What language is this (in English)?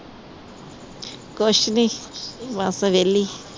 Punjabi